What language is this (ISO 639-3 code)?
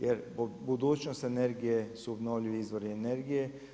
hrv